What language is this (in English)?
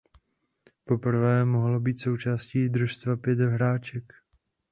Czech